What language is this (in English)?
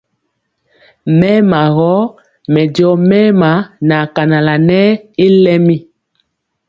Mpiemo